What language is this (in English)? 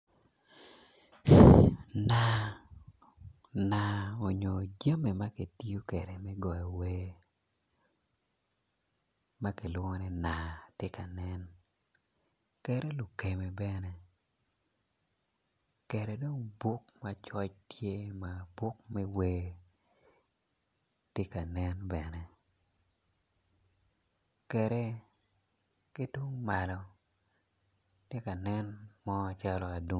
Acoli